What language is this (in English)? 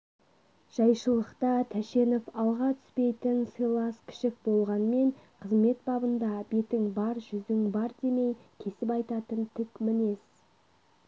Kazakh